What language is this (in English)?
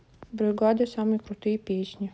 Russian